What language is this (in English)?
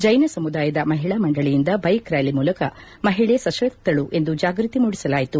Kannada